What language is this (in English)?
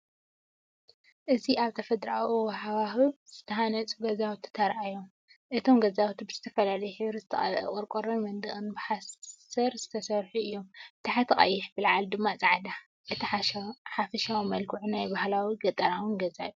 Tigrinya